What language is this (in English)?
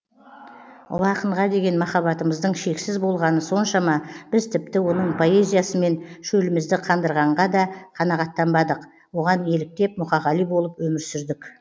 Kazakh